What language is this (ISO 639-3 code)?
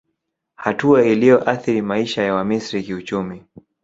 swa